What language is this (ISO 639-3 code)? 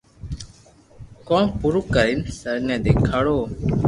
lrk